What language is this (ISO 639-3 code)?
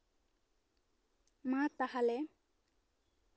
sat